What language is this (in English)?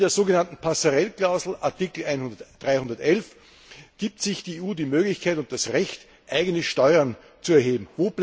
German